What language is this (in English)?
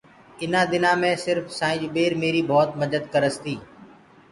Gurgula